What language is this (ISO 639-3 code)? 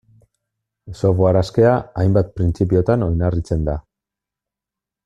eus